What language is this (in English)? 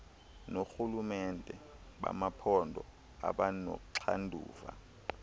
Xhosa